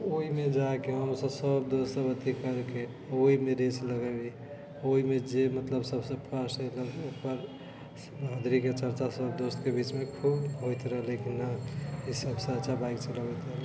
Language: Maithili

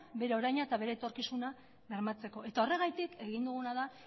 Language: Basque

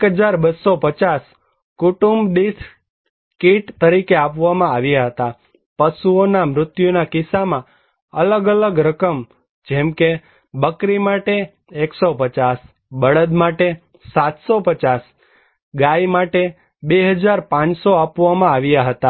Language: Gujarati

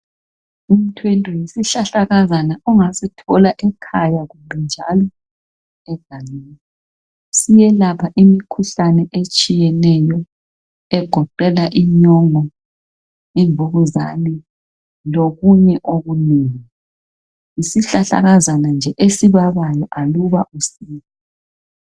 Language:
North Ndebele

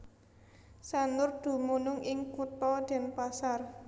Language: Javanese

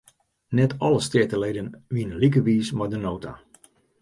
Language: Western Frisian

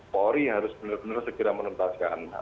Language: Indonesian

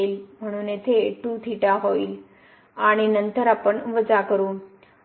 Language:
Marathi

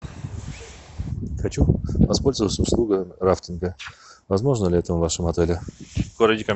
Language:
Russian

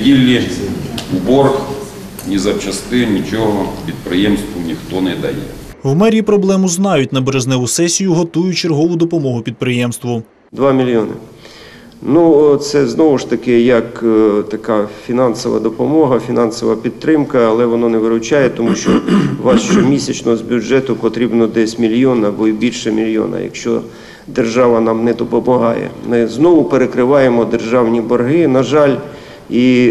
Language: Ukrainian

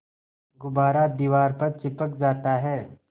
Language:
Hindi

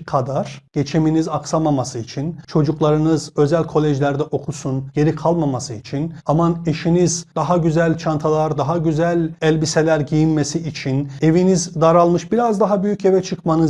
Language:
Turkish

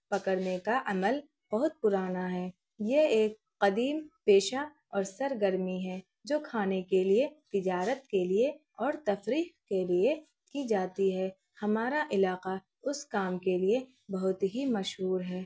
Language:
Urdu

